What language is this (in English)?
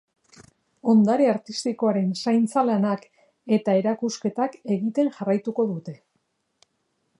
Basque